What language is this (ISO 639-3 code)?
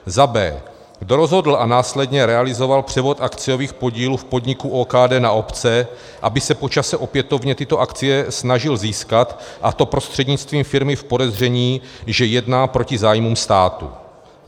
ces